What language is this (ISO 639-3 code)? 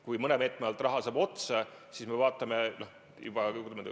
est